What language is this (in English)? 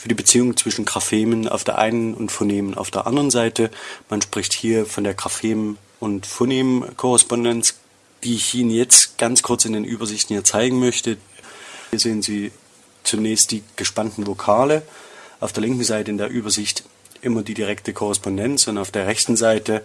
German